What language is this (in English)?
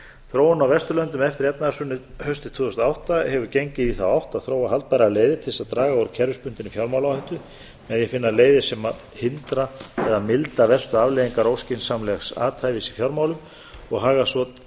Icelandic